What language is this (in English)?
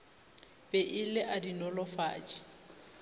Northern Sotho